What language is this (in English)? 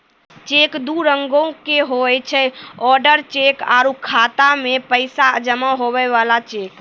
Maithili